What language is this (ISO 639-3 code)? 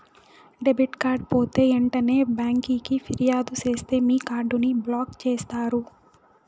tel